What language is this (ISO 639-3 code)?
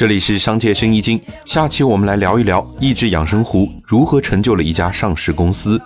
zho